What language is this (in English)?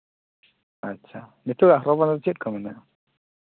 Santali